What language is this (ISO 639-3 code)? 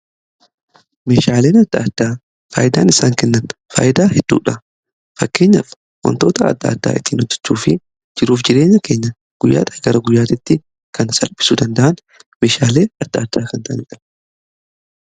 orm